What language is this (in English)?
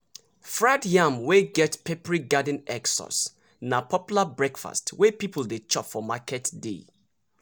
Nigerian Pidgin